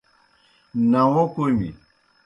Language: Kohistani Shina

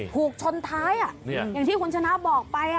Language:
Thai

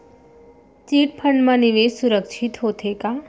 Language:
Chhattisgarhi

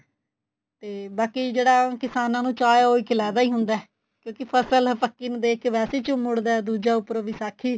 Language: Punjabi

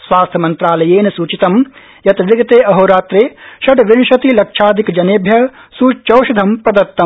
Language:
Sanskrit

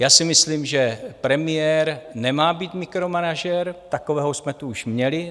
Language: Czech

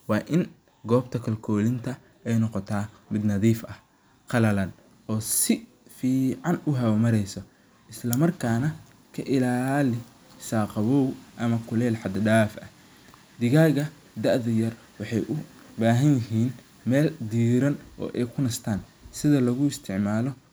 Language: Somali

